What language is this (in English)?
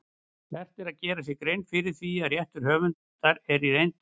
Icelandic